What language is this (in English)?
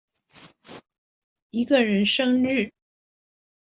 Chinese